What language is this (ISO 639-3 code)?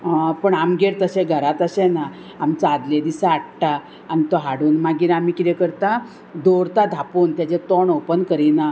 kok